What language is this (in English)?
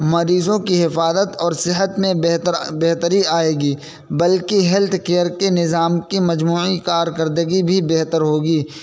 Urdu